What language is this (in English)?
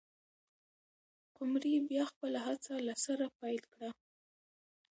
Pashto